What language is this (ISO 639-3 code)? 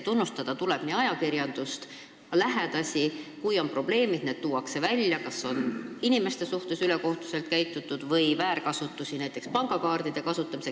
est